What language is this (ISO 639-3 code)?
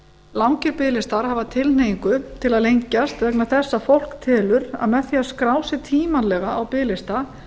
isl